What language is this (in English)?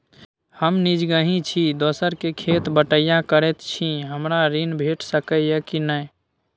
Maithili